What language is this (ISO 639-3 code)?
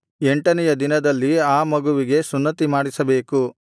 kan